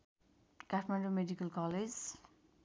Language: Nepali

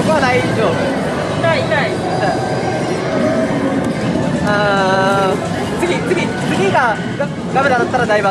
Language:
Japanese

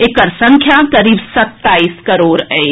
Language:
Maithili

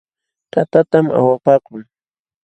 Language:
Jauja Wanca Quechua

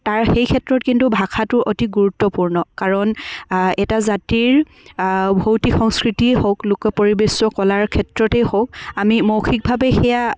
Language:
Assamese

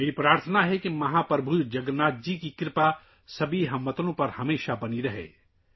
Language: Urdu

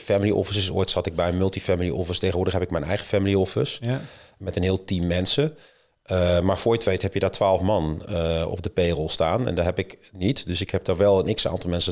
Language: Dutch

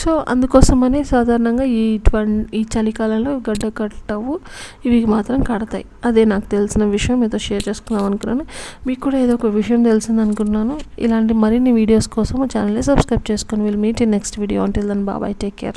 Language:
Telugu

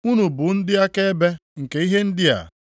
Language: Igbo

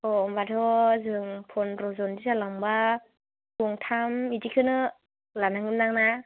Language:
Bodo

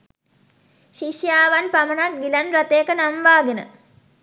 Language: Sinhala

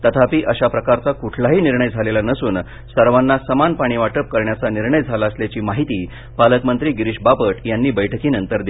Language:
Marathi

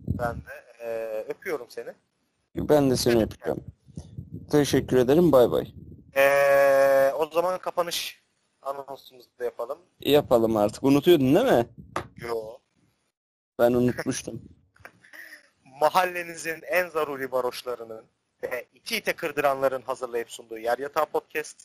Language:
Turkish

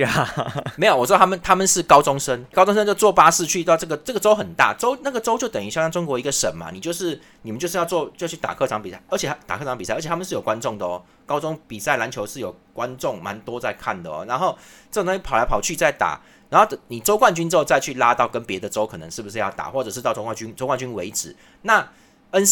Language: Chinese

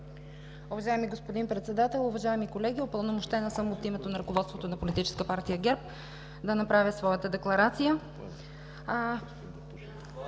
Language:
Bulgarian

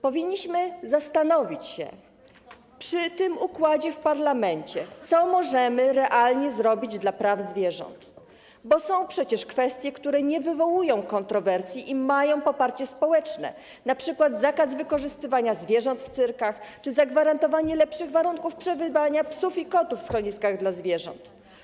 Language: Polish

